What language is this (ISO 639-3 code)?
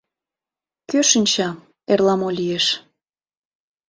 chm